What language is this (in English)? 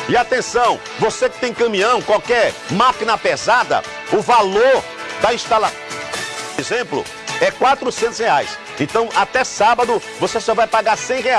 Portuguese